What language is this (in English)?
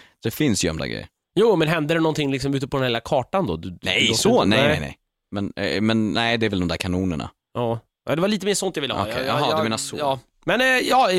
Swedish